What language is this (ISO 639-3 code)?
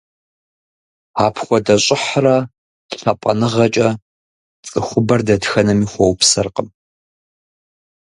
kbd